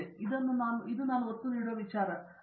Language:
Kannada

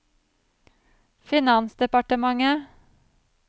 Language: Norwegian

